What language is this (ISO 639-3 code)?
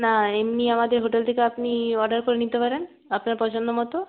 ben